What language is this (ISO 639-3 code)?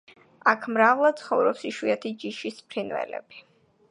kat